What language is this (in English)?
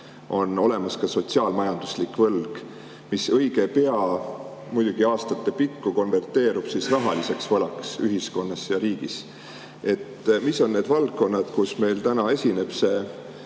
Estonian